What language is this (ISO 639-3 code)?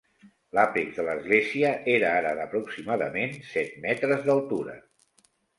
cat